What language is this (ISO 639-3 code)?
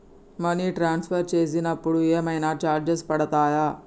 tel